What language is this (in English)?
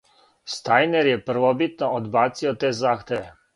Serbian